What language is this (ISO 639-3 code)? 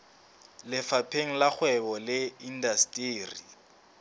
sot